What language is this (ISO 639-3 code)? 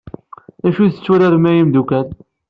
kab